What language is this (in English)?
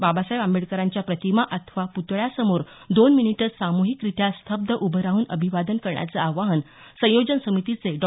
Marathi